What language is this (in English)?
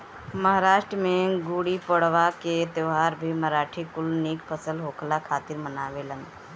Bhojpuri